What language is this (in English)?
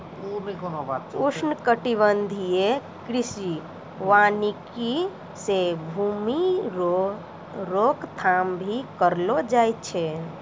Maithili